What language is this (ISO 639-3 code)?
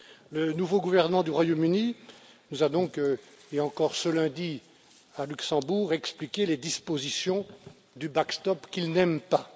fra